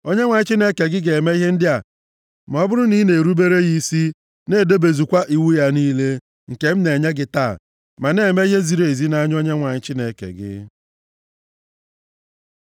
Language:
Igbo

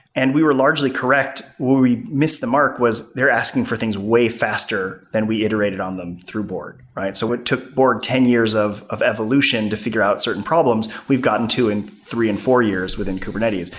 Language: English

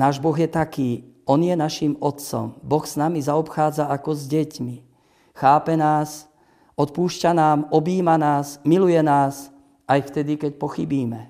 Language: Slovak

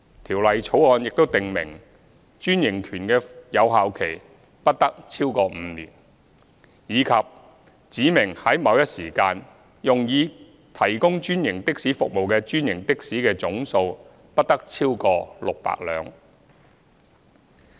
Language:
Cantonese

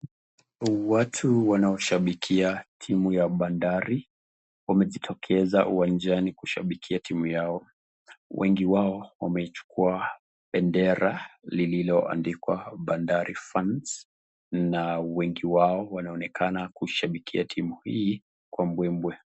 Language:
Swahili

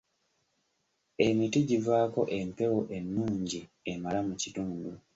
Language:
Ganda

